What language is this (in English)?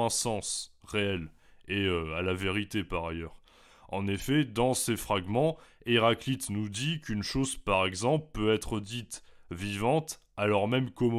French